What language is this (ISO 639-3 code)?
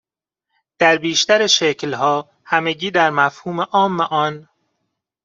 fas